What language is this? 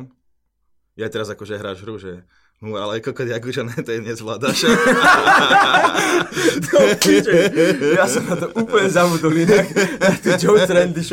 Slovak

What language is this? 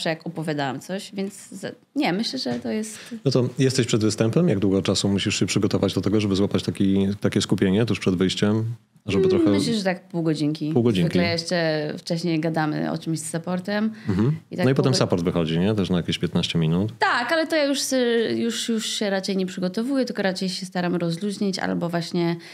Polish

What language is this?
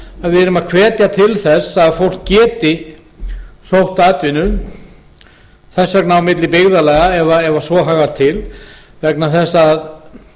Icelandic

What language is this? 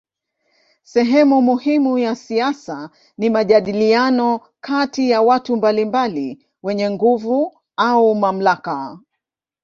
Swahili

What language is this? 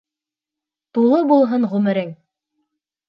Bashkir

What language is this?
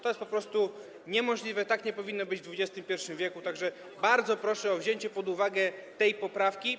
Polish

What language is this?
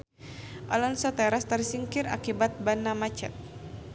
Sundanese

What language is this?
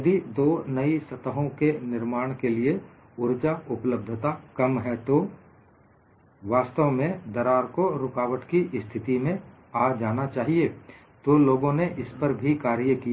Hindi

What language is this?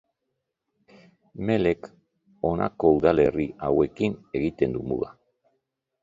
Basque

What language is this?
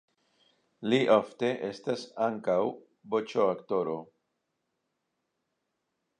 Esperanto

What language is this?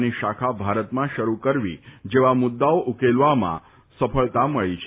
Gujarati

